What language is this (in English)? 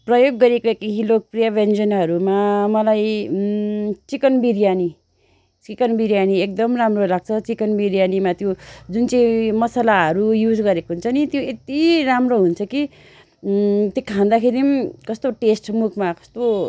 Nepali